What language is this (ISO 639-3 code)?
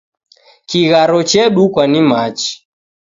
dav